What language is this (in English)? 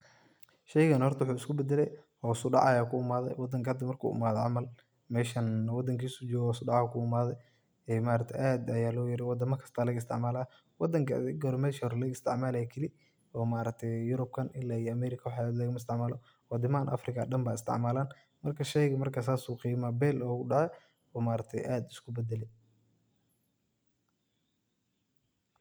Somali